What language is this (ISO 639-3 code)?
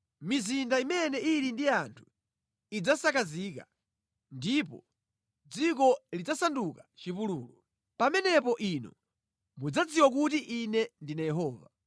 nya